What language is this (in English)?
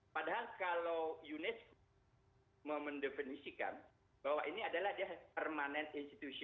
Indonesian